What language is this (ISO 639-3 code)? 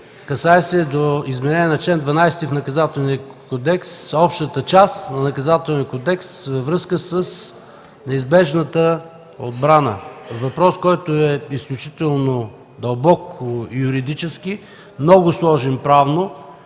bul